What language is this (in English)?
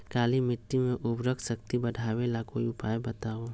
Magahi